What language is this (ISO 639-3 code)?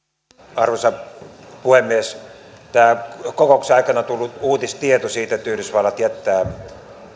fin